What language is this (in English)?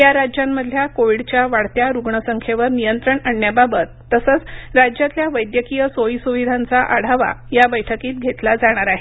Marathi